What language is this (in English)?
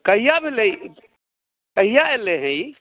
Maithili